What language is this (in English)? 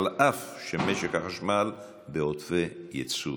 Hebrew